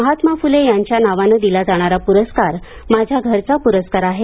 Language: Marathi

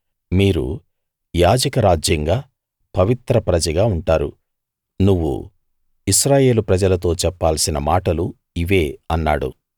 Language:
Telugu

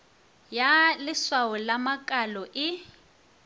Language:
Northern Sotho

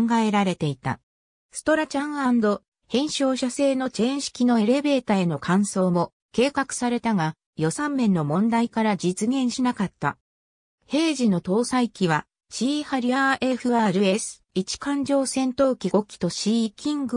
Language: Japanese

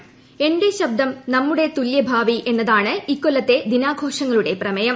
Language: Malayalam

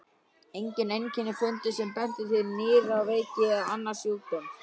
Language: Icelandic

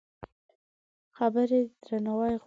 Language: Pashto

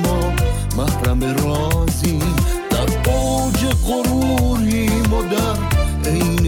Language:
Persian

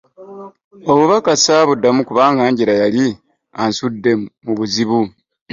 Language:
Ganda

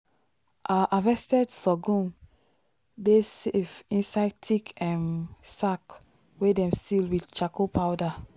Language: Nigerian Pidgin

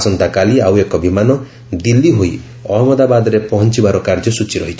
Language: Odia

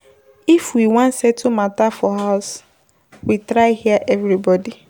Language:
Nigerian Pidgin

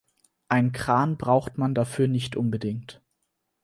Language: German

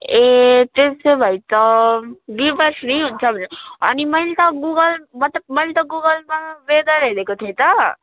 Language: Nepali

